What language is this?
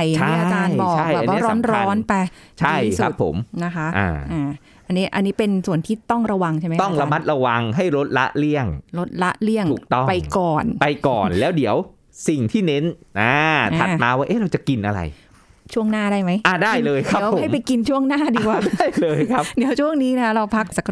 Thai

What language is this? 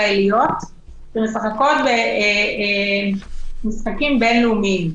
Hebrew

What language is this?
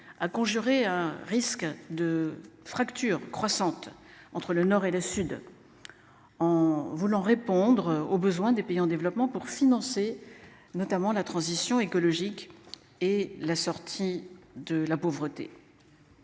French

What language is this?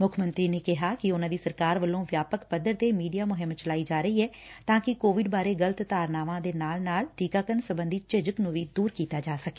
Punjabi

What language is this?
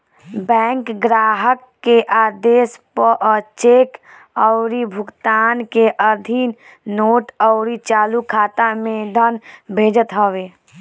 Bhojpuri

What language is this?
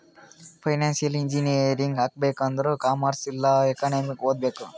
Kannada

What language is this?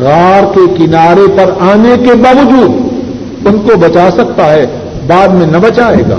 Urdu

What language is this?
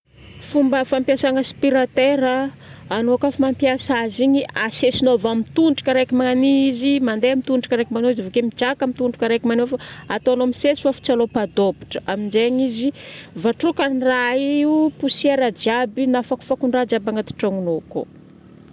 Northern Betsimisaraka Malagasy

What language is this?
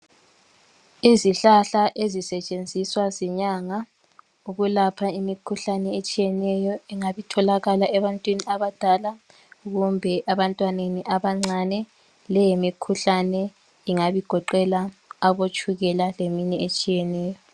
North Ndebele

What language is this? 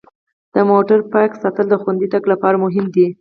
Pashto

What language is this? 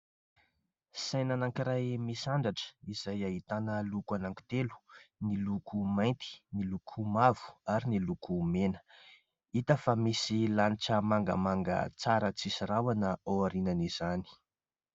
Malagasy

